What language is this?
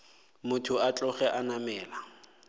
Northern Sotho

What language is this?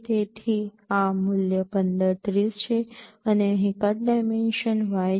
Gujarati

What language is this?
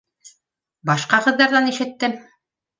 Bashkir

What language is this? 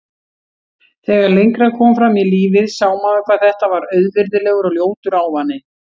Icelandic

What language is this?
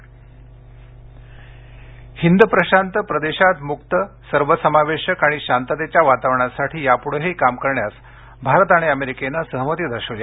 Marathi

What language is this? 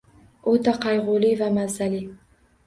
Uzbek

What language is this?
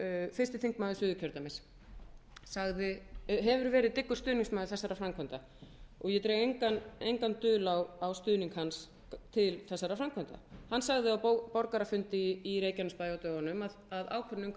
Icelandic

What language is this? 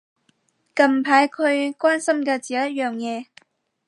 Cantonese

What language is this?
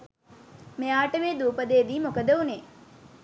Sinhala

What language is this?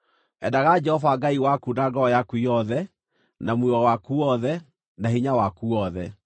Kikuyu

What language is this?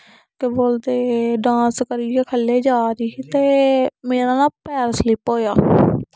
Dogri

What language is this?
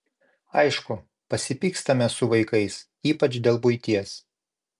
Lithuanian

